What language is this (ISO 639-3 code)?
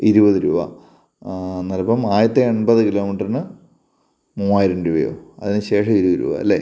mal